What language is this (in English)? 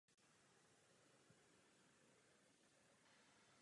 Czech